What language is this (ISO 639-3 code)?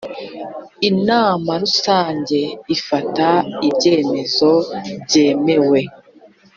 kin